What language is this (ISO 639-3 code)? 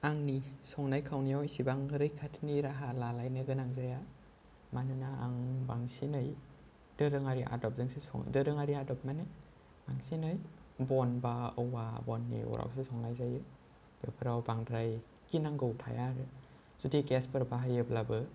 brx